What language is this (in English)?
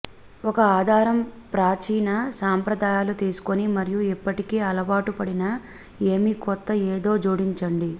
Telugu